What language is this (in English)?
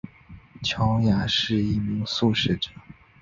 Chinese